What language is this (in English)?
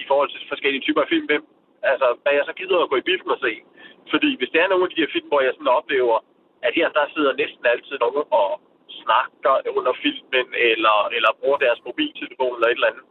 Danish